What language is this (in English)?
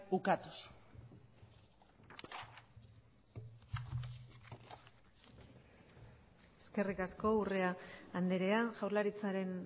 Basque